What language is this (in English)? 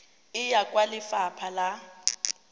Tswana